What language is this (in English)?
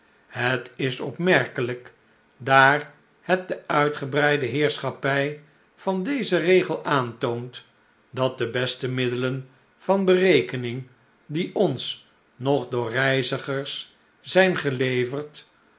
Dutch